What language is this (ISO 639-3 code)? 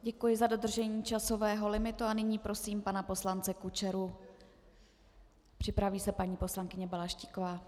ces